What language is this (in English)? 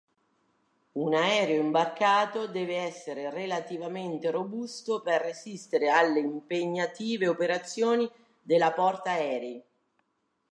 Italian